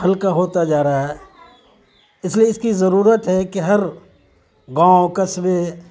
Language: Urdu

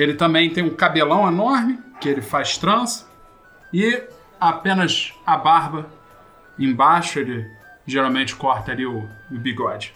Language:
Portuguese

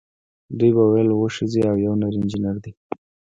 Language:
Pashto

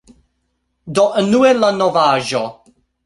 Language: Esperanto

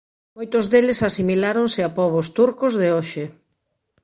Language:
Galician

